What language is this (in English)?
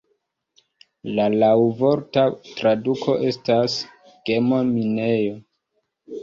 Esperanto